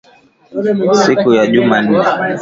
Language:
Swahili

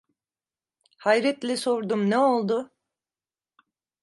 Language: Turkish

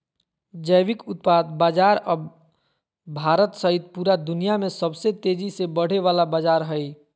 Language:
Magahi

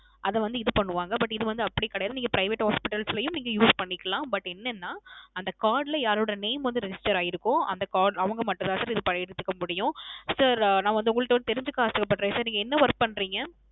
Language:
Tamil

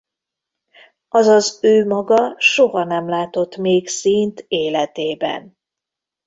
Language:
Hungarian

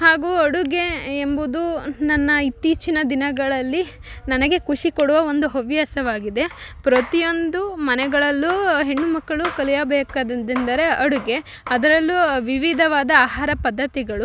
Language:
Kannada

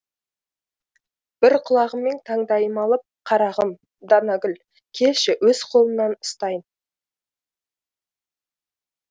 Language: Kazakh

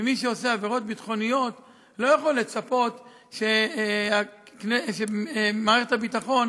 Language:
Hebrew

